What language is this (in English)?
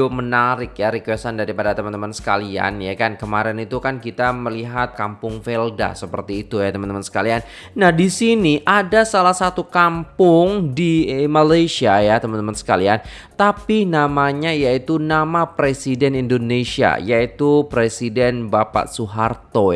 Indonesian